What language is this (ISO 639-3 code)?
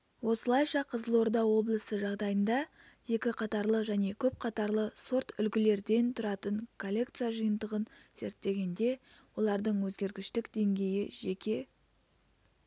kaz